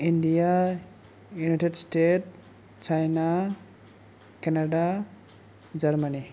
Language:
Bodo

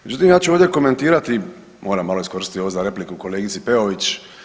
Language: Croatian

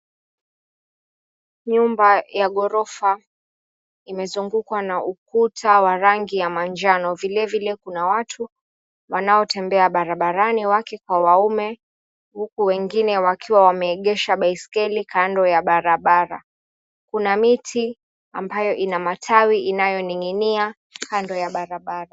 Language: Swahili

